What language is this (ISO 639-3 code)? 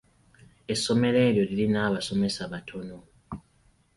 lug